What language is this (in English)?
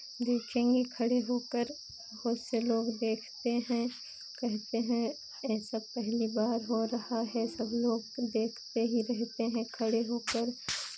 Hindi